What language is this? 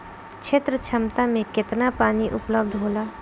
Bhojpuri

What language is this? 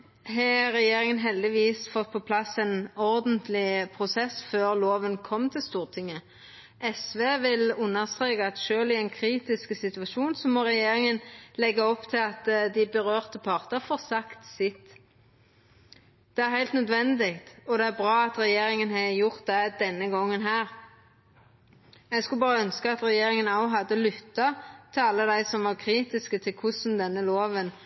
Norwegian Nynorsk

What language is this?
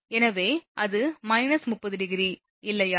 Tamil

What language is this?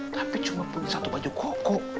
Indonesian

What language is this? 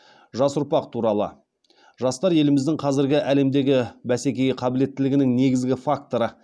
Kazakh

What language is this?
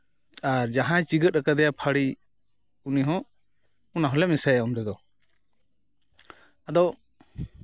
Santali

